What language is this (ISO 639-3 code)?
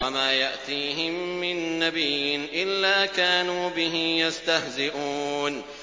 ara